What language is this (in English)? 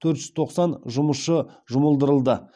Kazakh